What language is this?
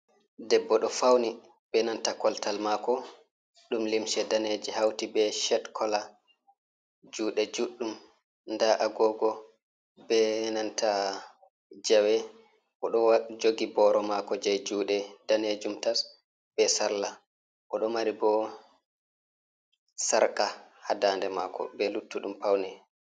Fula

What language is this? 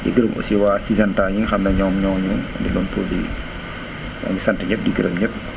Wolof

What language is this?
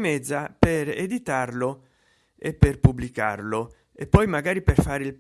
Italian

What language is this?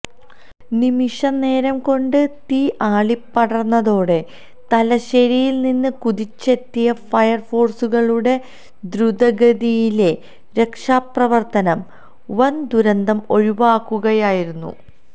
Malayalam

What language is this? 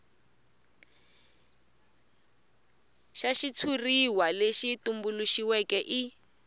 Tsonga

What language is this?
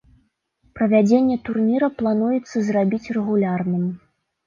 Belarusian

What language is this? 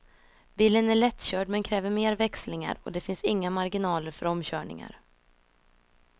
Swedish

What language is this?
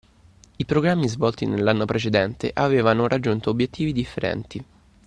Italian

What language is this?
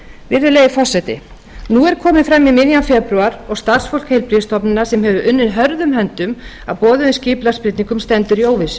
Icelandic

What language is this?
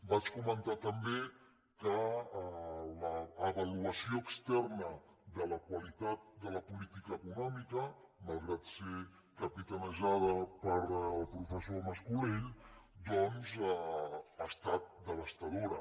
Catalan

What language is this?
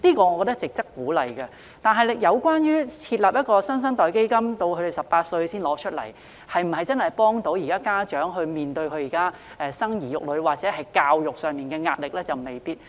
Cantonese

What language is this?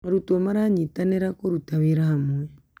Kikuyu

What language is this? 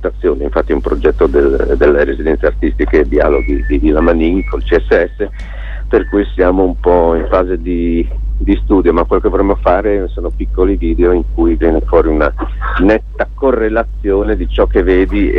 Italian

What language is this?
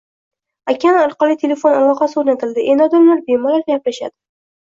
Uzbek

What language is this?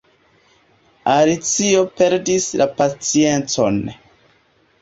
Esperanto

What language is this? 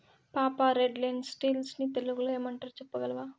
Telugu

